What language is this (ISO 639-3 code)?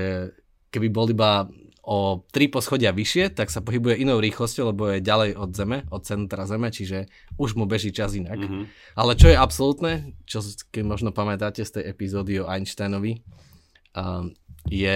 slk